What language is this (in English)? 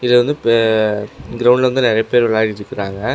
Tamil